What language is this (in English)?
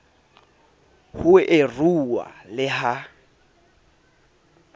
Southern Sotho